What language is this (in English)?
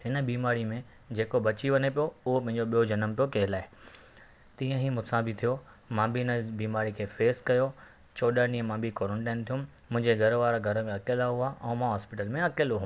Sindhi